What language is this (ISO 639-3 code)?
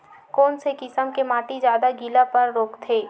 hne